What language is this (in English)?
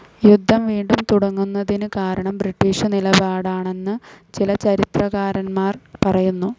Malayalam